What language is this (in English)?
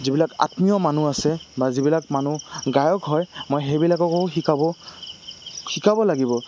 Assamese